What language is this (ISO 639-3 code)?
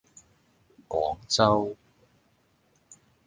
yue